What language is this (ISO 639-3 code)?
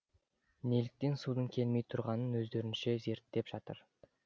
kaz